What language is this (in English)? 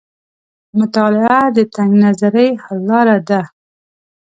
Pashto